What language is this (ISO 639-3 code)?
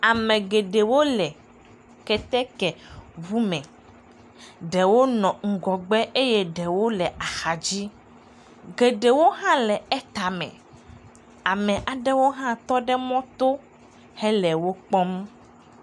ewe